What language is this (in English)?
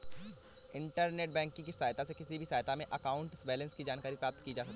Hindi